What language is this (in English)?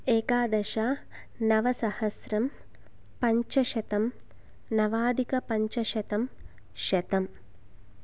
Sanskrit